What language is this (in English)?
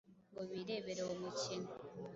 Kinyarwanda